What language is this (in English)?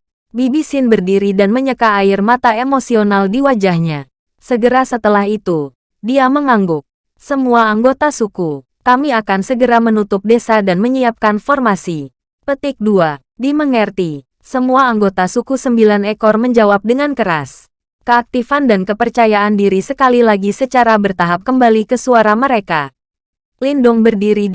Indonesian